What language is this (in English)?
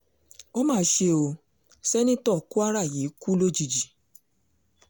Yoruba